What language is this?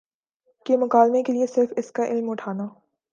Urdu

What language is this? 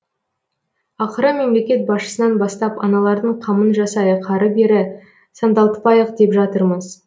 Kazakh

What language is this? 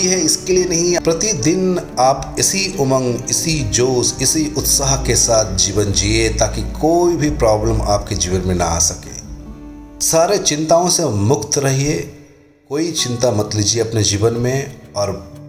Hindi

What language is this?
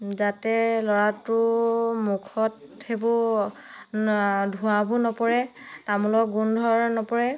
Assamese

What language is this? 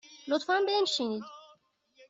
Persian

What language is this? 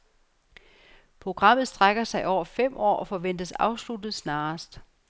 Danish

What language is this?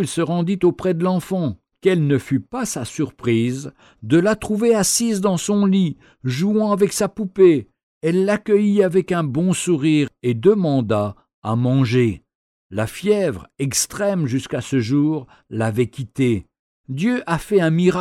French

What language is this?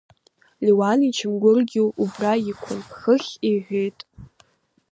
Abkhazian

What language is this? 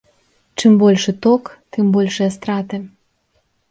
Belarusian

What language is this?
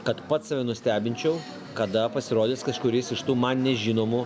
Lithuanian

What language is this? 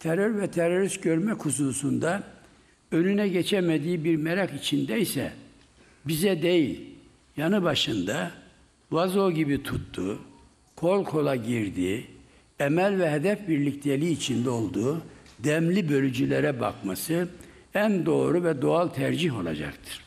Turkish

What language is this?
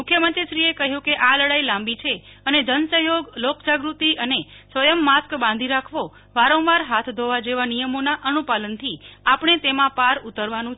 Gujarati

